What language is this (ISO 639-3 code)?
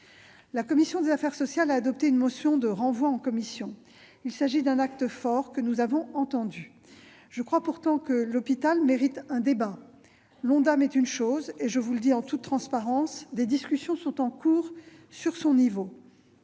fra